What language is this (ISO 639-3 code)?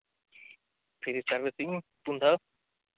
sat